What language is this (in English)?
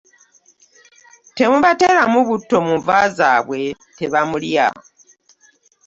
Ganda